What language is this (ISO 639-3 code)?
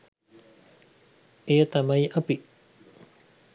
sin